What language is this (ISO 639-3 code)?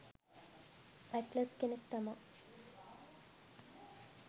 sin